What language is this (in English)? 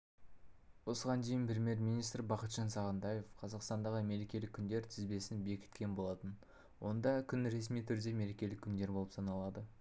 Kazakh